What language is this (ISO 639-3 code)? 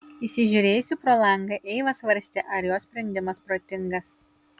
lit